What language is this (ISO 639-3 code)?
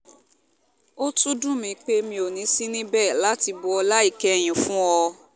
yor